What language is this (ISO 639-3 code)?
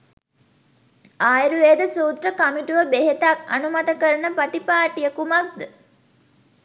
sin